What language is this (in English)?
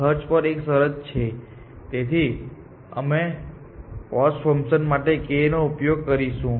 Gujarati